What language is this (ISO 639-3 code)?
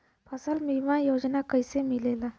bho